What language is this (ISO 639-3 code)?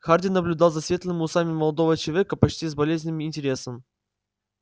rus